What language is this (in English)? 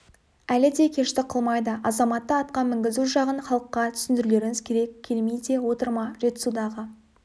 Kazakh